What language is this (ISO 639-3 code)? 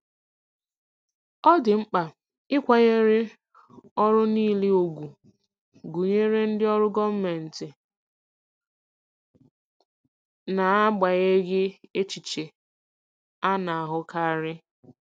ibo